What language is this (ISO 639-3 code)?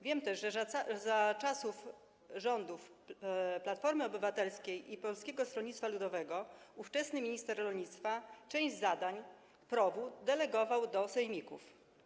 pol